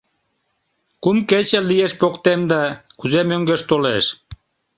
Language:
Mari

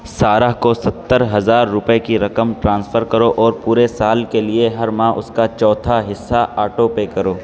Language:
Urdu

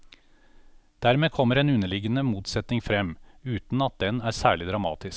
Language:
Norwegian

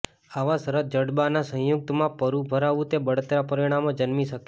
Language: Gujarati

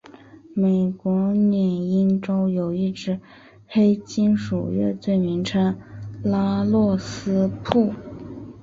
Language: Chinese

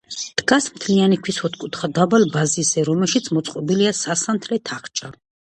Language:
Georgian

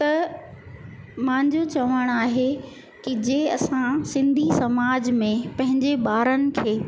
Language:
Sindhi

